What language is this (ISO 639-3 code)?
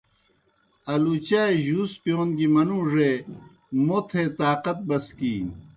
plk